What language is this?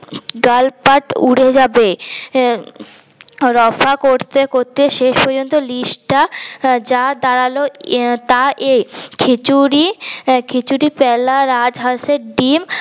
Bangla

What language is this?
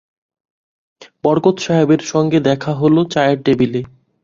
Bangla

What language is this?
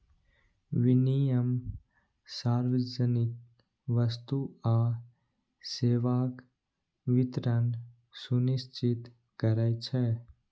Maithili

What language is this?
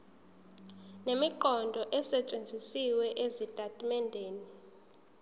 Zulu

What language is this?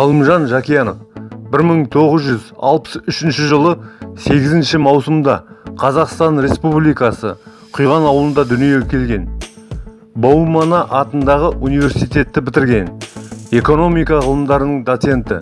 Kazakh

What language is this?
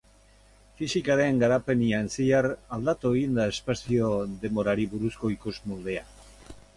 Basque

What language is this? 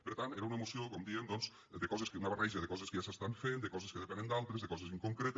Catalan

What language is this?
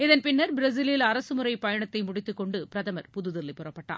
Tamil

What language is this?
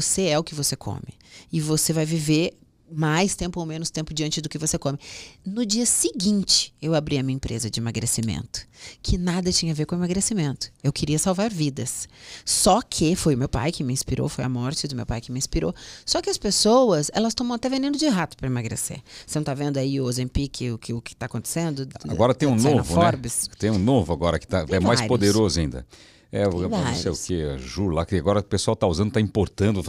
Portuguese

